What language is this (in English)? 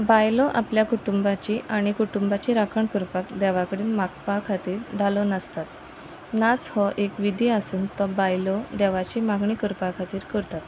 Konkani